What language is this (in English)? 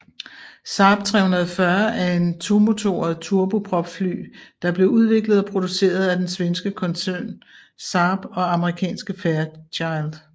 Danish